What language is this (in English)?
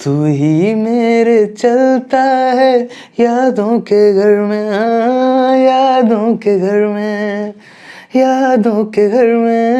Hindi